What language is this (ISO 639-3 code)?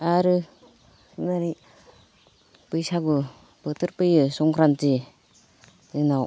brx